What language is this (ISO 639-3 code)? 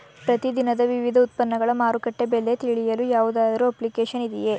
kan